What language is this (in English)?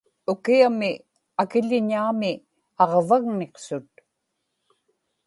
Inupiaq